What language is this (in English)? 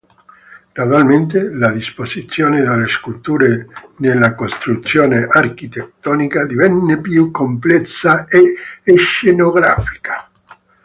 Italian